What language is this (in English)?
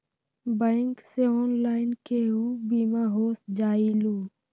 Magahi